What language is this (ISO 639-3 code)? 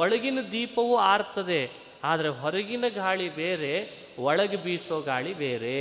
kan